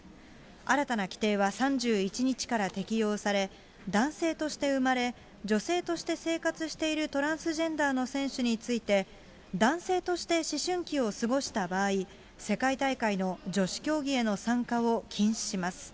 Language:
Japanese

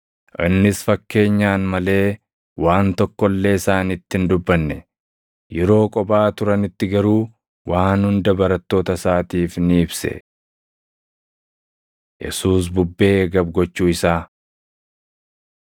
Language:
Oromo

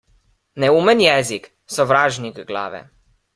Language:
Slovenian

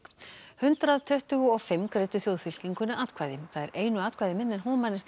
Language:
Icelandic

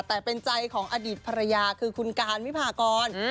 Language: Thai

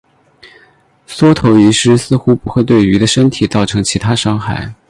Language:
Chinese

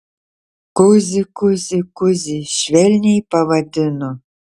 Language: Lithuanian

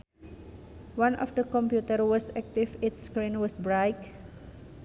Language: Sundanese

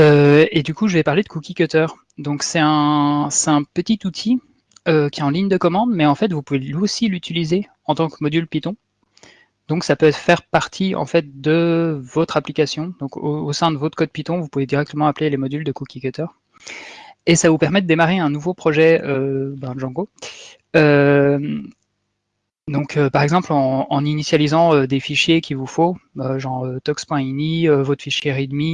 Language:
French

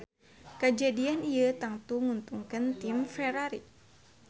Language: Sundanese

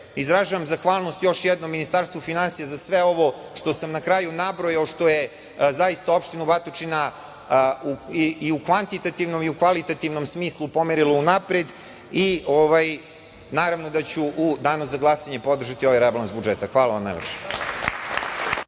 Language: Serbian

